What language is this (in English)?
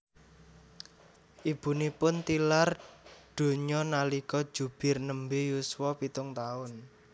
Javanese